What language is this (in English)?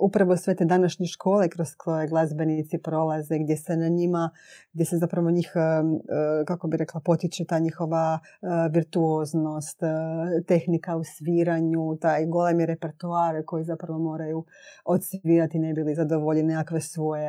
Croatian